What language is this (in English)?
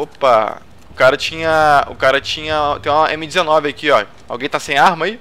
Portuguese